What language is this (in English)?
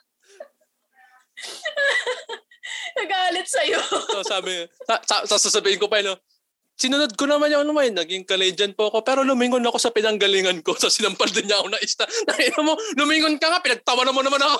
Filipino